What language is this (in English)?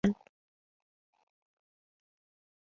Arabic